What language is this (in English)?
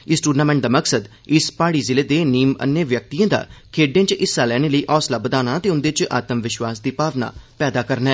Dogri